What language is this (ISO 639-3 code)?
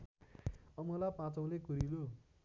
nep